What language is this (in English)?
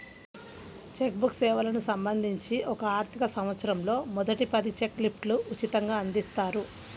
Telugu